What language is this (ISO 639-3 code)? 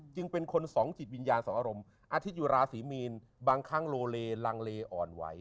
tha